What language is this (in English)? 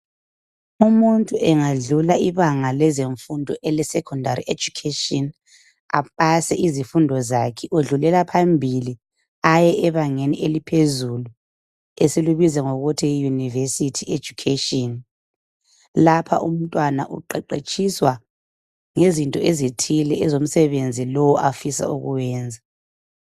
North Ndebele